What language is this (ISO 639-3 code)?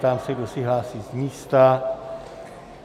ces